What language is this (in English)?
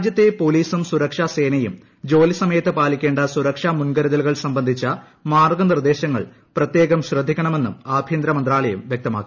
Malayalam